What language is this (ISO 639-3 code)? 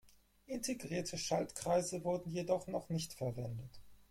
deu